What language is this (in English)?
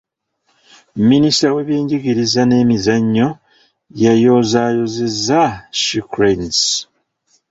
Ganda